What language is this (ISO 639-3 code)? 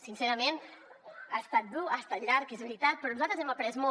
cat